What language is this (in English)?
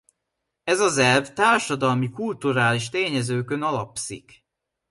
Hungarian